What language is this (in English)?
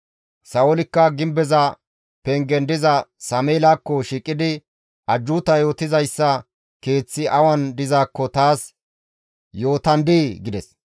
Gamo